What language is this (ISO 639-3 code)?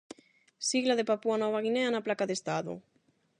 glg